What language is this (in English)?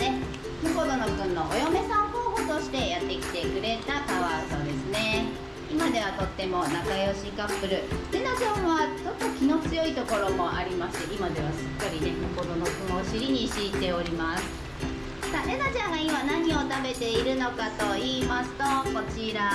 Japanese